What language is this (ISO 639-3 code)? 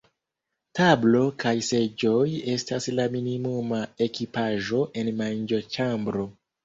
epo